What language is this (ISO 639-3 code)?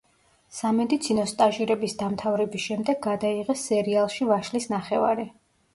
kat